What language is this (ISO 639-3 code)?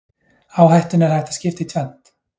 isl